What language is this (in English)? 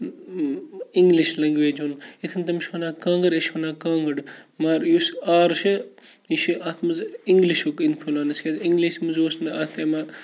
Kashmiri